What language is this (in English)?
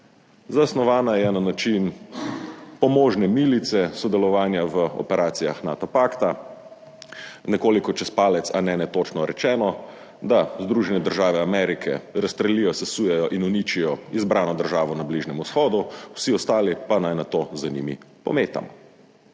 Slovenian